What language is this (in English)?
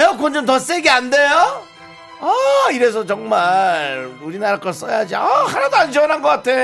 Korean